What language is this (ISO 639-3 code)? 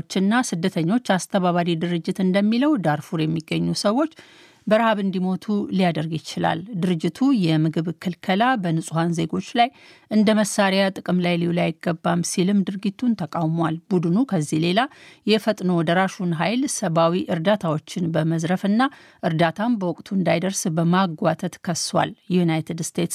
amh